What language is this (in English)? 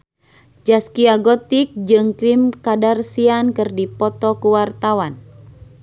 Sundanese